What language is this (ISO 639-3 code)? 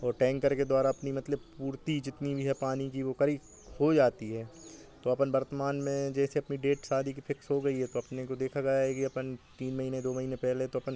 hin